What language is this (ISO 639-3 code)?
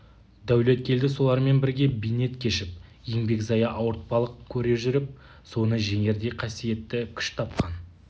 kaz